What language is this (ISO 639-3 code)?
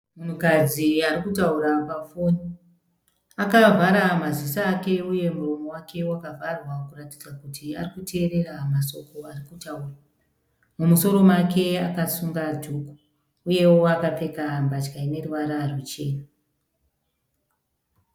sna